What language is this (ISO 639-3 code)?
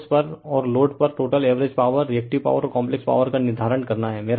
hin